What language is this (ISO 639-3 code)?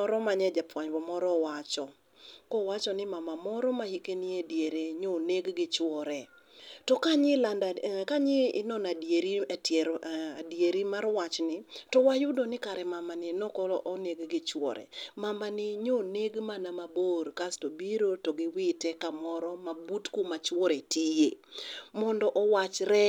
luo